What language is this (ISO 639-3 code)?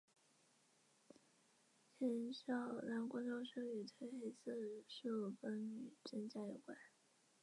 zho